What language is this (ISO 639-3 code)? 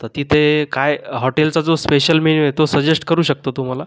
mar